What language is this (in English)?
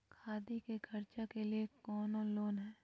Magahi